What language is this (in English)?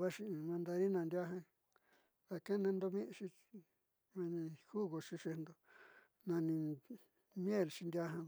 Southeastern Nochixtlán Mixtec